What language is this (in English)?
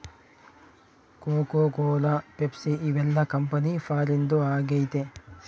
Kannada